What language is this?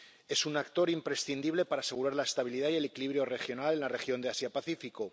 Spanish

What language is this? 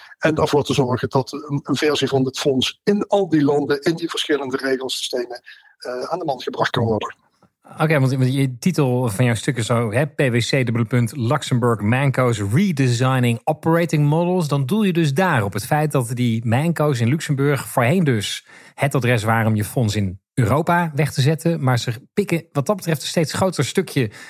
Dutch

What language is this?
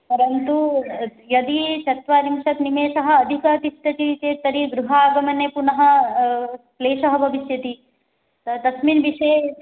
Sanskrit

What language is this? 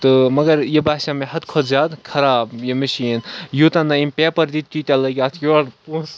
Kashmiri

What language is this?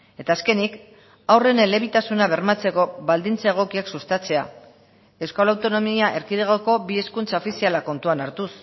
Basque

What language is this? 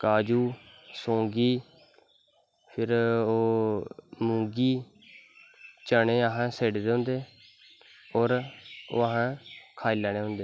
Dogri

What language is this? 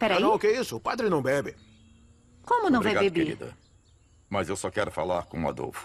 Portuguese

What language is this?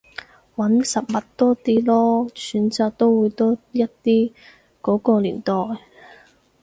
Cantonese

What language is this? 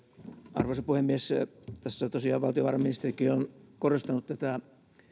Finnish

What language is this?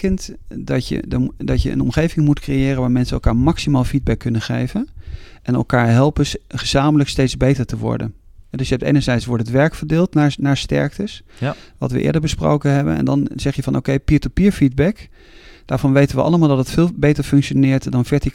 Dutch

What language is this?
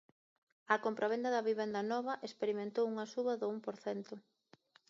Galician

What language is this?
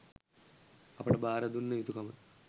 Sinhala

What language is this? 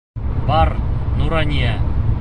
Bashkir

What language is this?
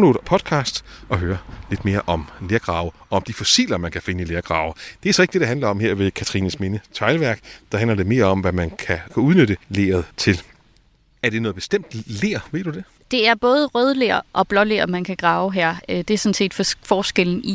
Danish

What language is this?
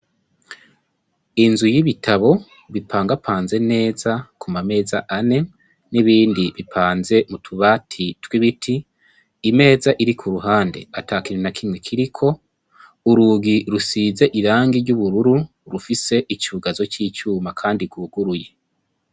Rundi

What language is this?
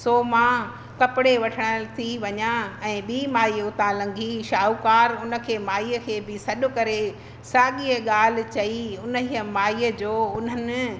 Sindhi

